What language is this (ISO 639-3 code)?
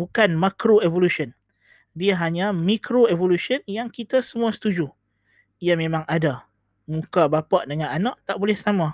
msa